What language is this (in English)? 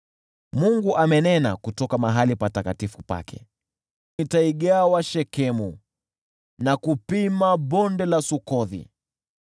Swahili